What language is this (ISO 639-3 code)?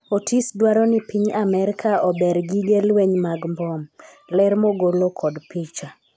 luo